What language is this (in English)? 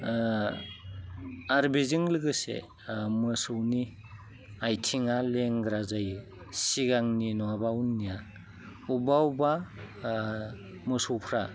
Bodo